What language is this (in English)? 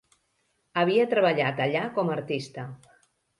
Catalan